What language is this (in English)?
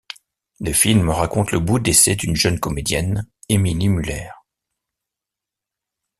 French